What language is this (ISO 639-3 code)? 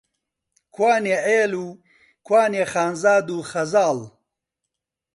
ckb